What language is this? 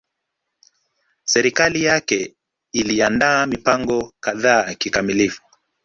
Swahili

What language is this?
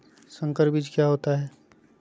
Magahi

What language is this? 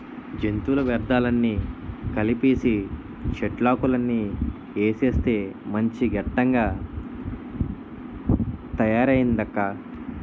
Telugu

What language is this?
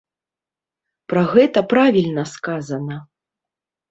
Belarusian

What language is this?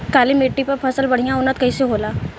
Bhojpuri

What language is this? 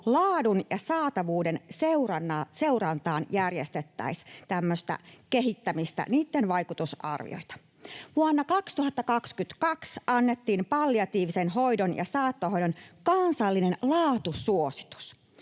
Finnish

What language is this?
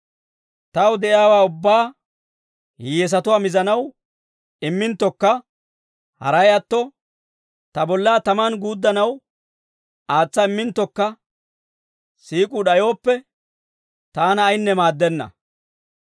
Dawro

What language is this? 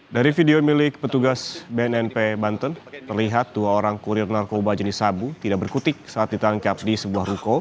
Indonesian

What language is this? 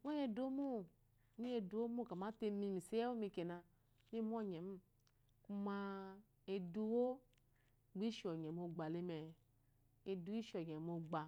Eloyi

